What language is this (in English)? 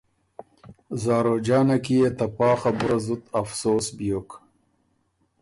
Ormuri